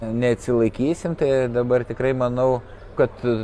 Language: Lithuanian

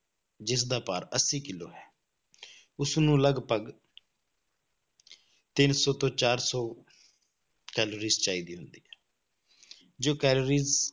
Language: Punjabi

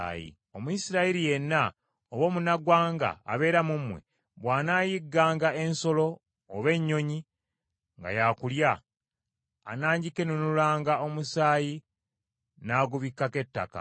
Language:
Ganda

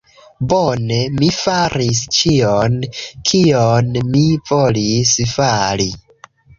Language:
Esperanto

